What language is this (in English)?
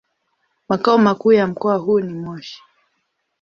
Swahili